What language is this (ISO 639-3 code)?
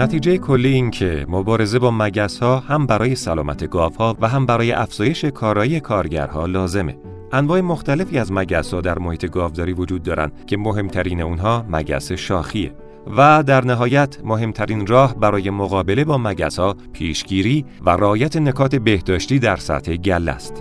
fas